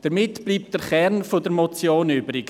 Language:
Swiss German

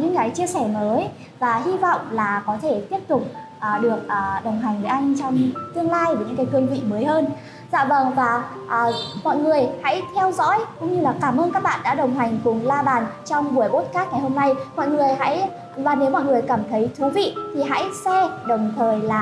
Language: Vietnamese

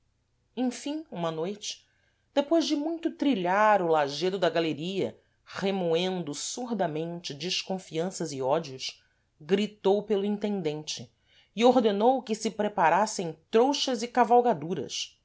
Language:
Portuguese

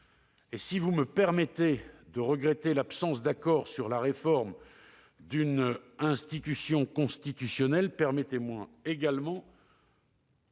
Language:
French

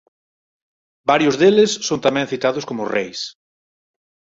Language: Galician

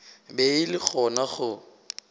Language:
Northern Sotho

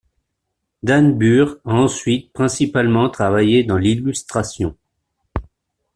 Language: French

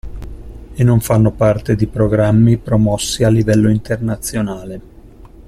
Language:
Italian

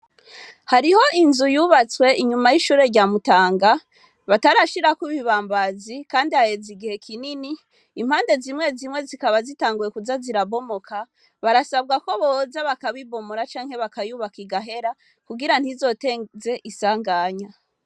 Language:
Rundi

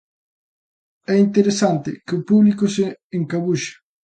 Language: Galician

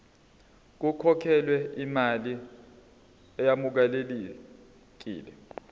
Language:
Zulu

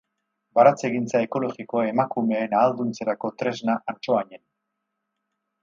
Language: Basque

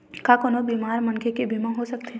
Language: Chhattisgarhi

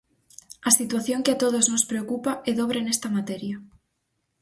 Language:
Galician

